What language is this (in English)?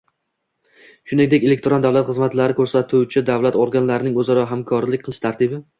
Uzbek